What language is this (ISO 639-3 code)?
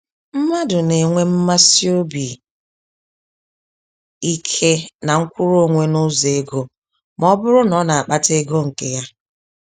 ibo